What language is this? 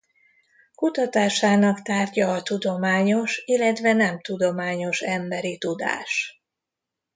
Hungarian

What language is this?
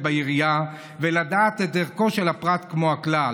Hebrew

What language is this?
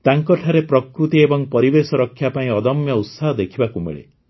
Odia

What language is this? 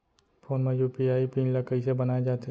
Chhattisgarhi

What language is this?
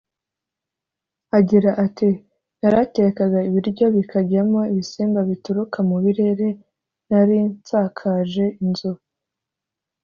Kinyarwanda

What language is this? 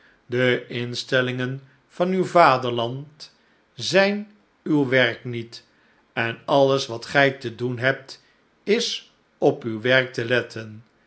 Dutch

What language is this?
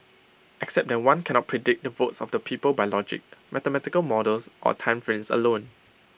English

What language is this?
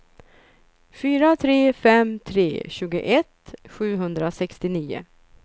Swedish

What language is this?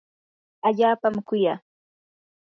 Yanahuanca Pasco Quechua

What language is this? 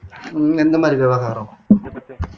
Tamil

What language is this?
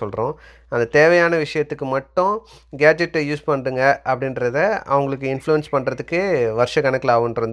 Tamil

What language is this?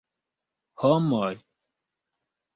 Esperanto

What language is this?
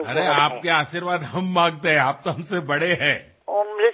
Assamese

